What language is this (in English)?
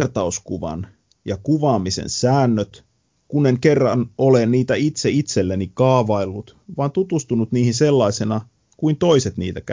Finnish